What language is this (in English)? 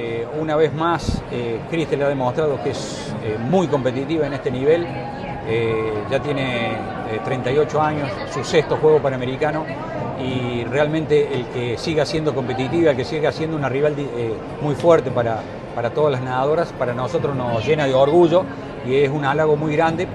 Spanish